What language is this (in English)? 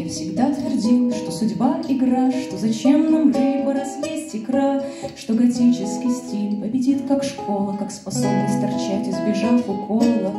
Russian